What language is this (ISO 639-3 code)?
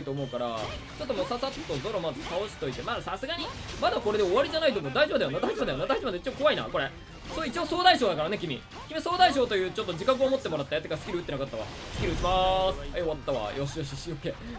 jpn